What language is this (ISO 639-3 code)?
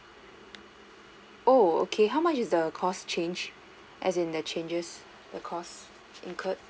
eng